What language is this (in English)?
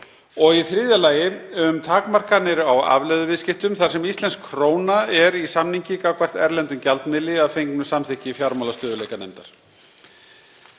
Icelandic